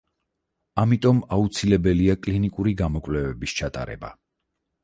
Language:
Georgian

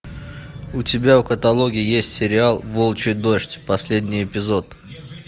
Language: Russian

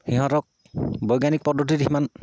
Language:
Assamese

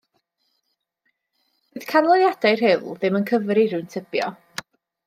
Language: Welsh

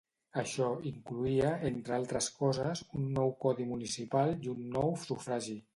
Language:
Catalan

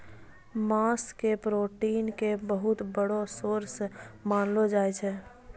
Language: Maithili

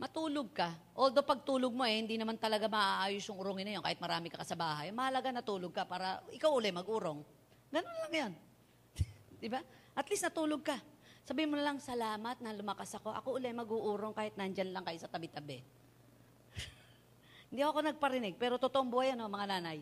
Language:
Filipino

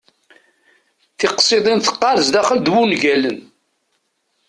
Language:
Kabyle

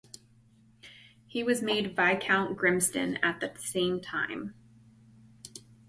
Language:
English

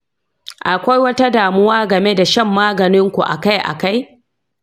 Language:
Hausa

